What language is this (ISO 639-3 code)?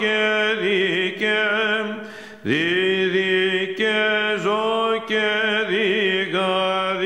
ell